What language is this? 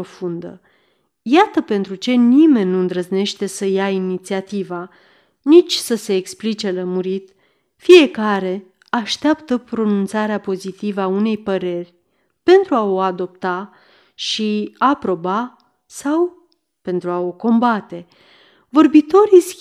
Romanian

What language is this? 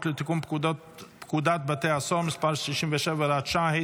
Hebrew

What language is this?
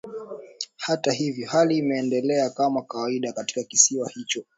Swahili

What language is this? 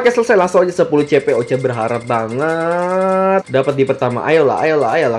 Indonesian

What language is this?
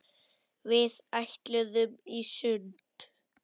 Icelandic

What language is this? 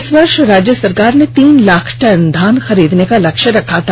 Hindi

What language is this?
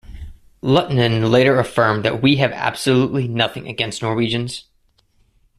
English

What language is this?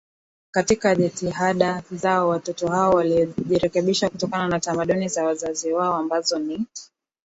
Swahili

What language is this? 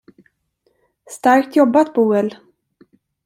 Swedish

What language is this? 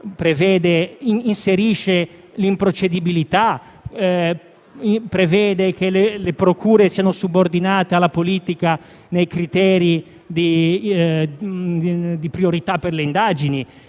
Italian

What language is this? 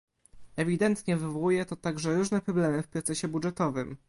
Polish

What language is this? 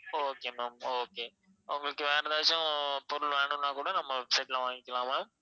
Tamil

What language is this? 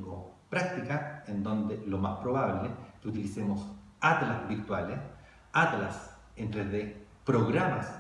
Spanish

